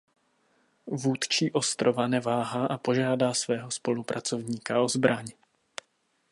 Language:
Czech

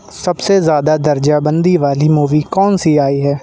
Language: Urdu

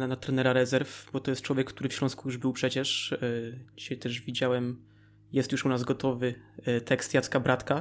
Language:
Polish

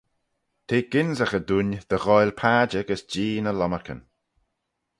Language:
Manx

